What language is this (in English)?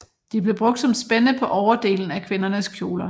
Danish